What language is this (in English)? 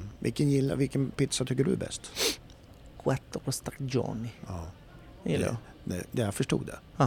Swedish